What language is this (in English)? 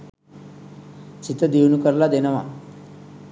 Sinhala